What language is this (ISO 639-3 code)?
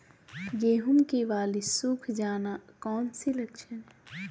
mag